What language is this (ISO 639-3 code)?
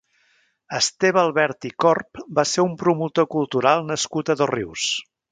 cat